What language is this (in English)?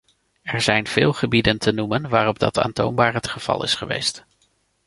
Dutch